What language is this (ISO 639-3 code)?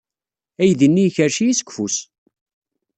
kab